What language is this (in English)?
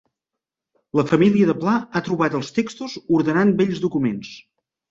Catalan